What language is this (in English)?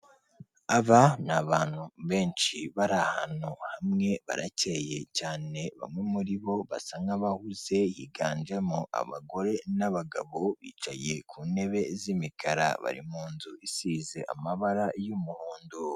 Kinyarwanda